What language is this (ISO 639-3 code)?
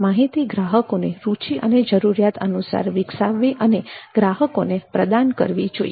guj